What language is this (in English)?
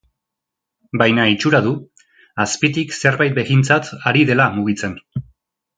Basque